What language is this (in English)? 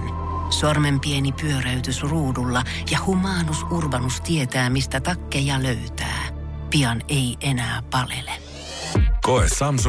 Finnish